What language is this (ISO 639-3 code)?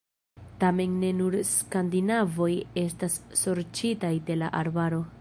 epo